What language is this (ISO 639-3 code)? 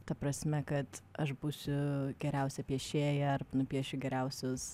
lit